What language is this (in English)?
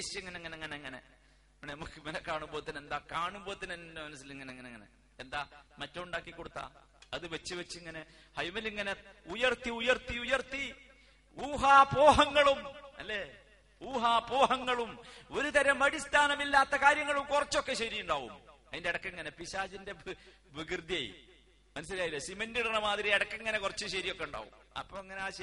Malayalam